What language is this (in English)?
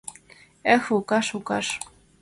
Mari